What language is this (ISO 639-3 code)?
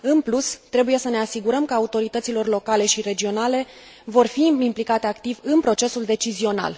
ron